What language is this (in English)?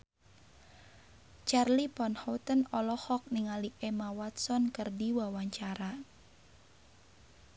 Sundanese